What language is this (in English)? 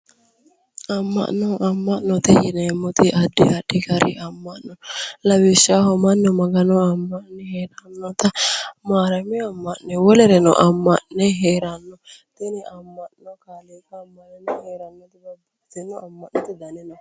Sidamo